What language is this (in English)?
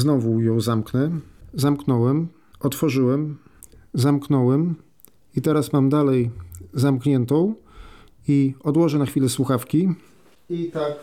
Polish